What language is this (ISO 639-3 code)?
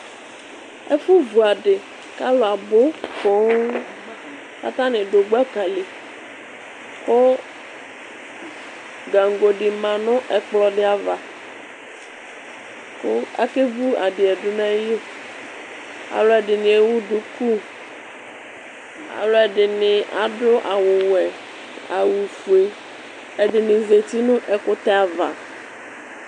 kpo